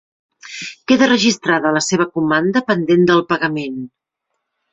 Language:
Catalan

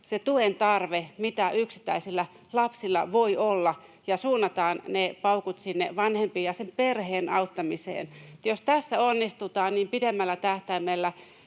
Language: Finnish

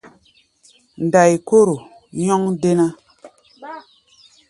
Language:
Gbaya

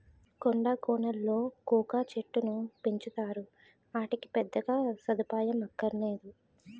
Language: Telugu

